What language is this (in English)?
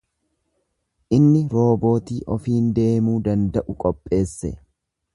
Oromo